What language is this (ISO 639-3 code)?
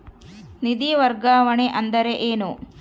kan